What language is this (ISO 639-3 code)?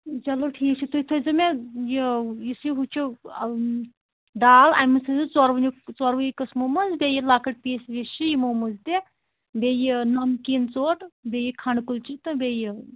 kas